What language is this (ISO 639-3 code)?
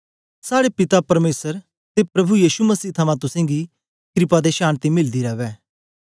doi